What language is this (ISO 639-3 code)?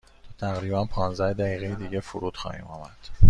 fas